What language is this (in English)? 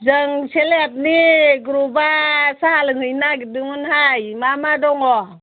Bodo